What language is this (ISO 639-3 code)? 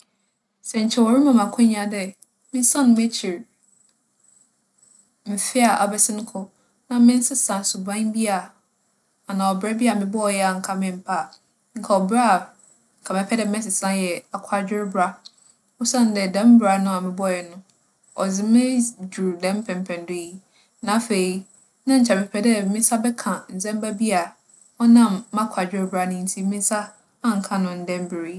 aka